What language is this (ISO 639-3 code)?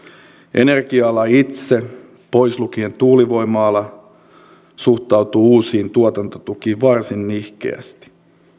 fin